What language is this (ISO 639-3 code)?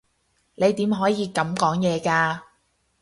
yue